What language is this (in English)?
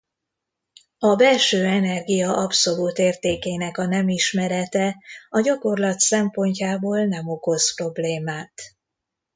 Hungarian